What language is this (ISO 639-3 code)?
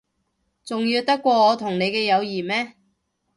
yue